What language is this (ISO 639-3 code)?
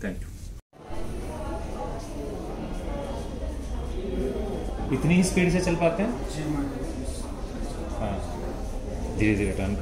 hin